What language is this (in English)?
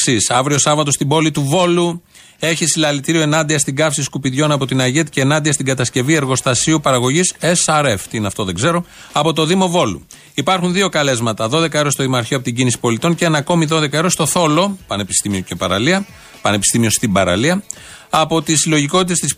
Greek